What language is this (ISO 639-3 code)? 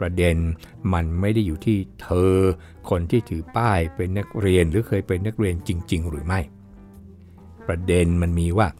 tha